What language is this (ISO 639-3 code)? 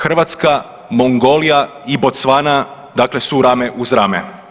hrv